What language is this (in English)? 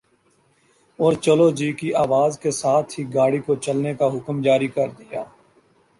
Urdu